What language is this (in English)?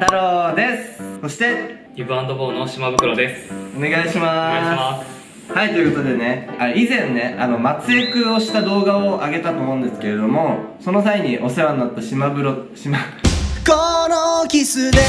Japanese